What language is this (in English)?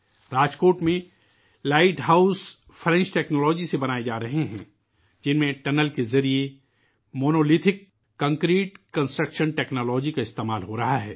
Urdu